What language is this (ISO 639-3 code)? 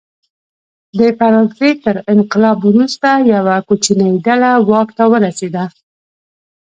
pus